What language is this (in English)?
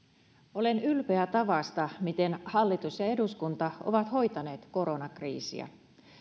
Finnish